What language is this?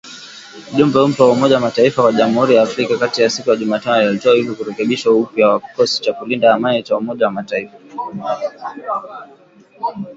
Swahili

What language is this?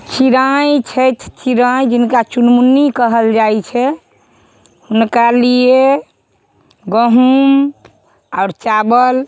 Maithili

